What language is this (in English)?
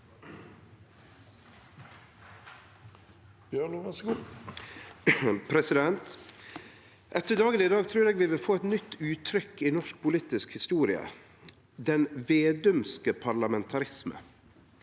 Norwegian